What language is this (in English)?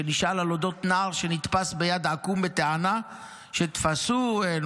Hebrew